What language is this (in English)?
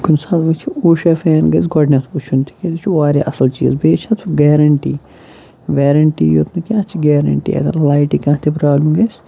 Kashmiri